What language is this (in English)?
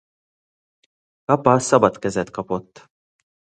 Hungarian